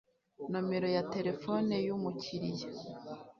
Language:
Kinyarwanda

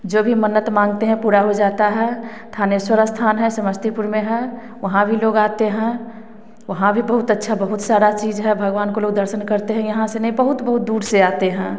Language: Hindi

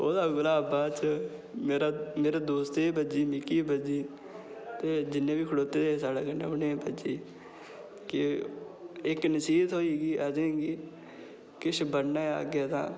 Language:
Dogri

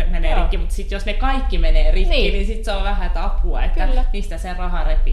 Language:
Finnish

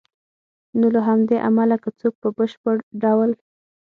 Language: Pashto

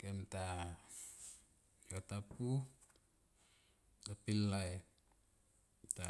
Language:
Tomoip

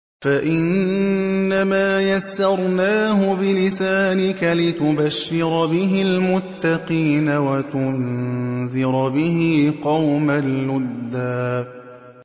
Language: Arabic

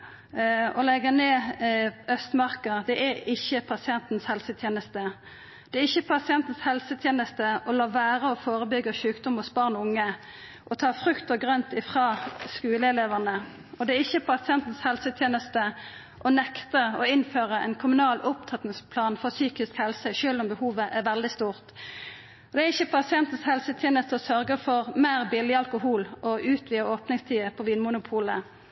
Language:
Norwegian Nynorsk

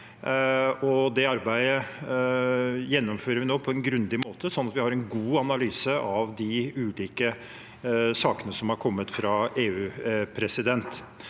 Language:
Norwegian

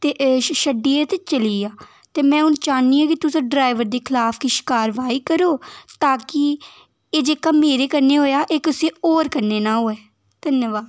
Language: Dogri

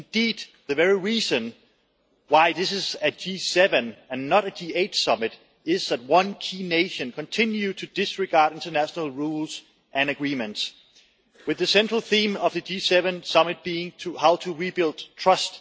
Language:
English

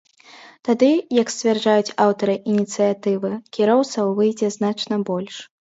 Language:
Belarusian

